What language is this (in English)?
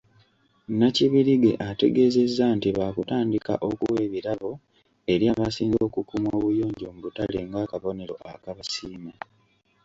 Ganda